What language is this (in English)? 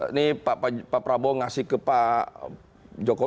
Indonesian